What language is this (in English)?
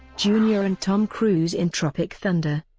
English